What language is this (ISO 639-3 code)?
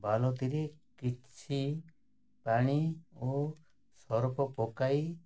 ori